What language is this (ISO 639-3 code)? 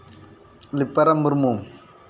sat